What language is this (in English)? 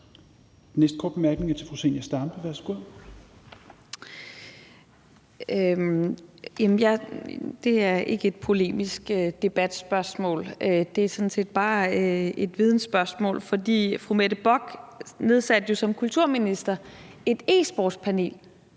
Danish